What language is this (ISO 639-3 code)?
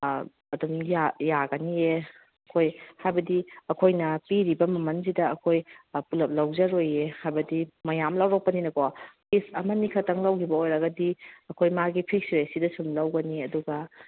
mni